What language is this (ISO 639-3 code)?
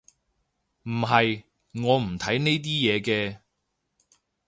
yue